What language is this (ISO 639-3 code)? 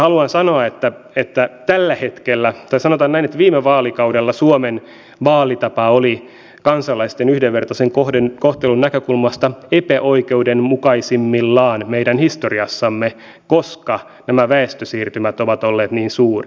fin